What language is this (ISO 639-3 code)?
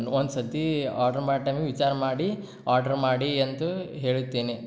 kan